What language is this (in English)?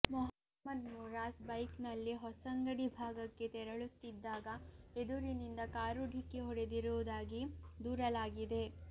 Kannada